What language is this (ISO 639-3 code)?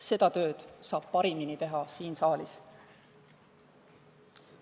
est